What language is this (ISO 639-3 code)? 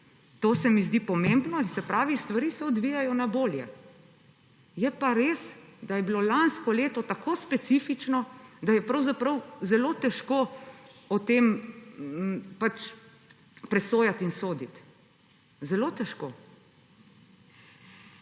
slv